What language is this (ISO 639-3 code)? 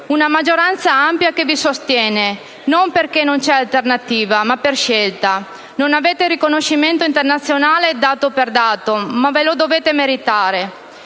ita